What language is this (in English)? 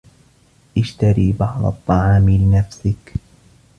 Arabic